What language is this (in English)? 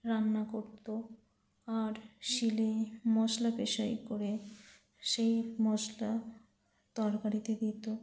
Bangla